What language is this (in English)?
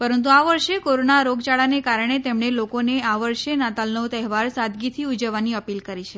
Gujarati